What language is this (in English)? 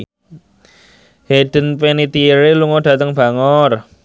Javanese